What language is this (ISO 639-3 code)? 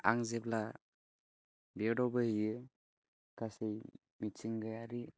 brx